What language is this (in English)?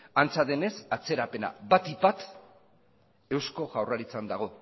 Basque